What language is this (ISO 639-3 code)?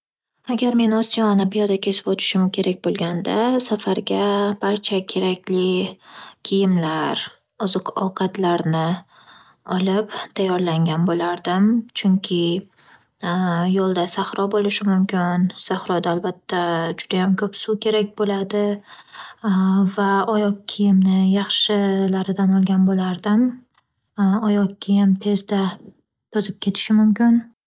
uzb